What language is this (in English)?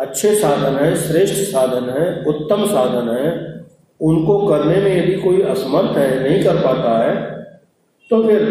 Hindi